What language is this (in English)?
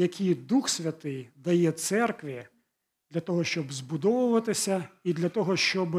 Ukrainian